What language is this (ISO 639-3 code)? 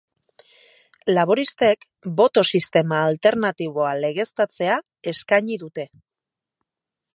eus